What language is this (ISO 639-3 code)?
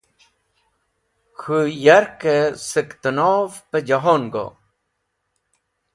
wbl